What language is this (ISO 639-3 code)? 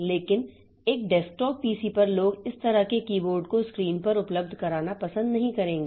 hin